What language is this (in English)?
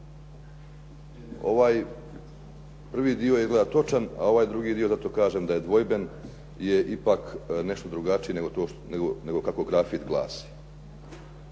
Croatian